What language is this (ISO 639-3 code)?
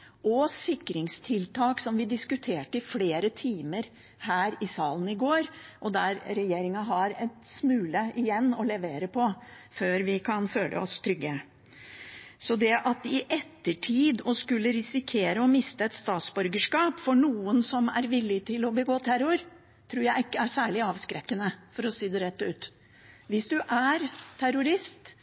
nob